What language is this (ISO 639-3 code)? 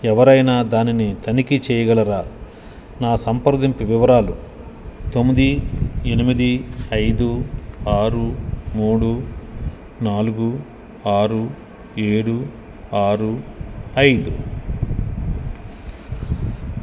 tel